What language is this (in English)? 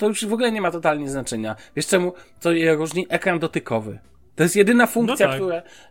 Polish